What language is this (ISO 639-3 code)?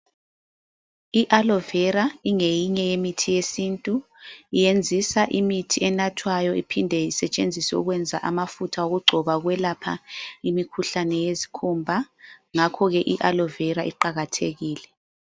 nde